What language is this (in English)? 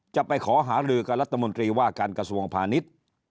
Thai